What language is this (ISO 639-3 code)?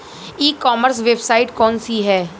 bho